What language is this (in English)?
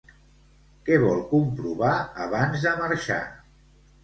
Catalan